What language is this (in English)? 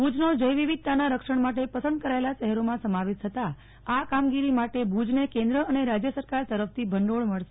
Gujarati